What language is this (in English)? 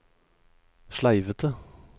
Norwegian